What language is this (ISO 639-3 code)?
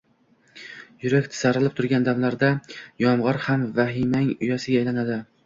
uzb